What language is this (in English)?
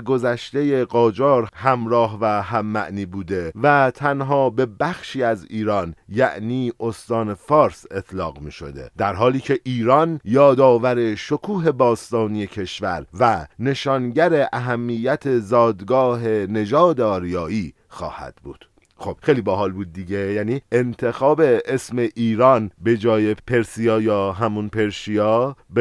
Persian